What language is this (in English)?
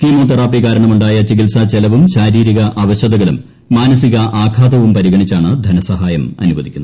Malayalam